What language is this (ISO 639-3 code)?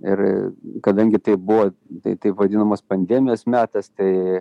lit